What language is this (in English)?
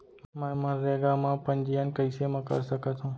Chhattisgarhi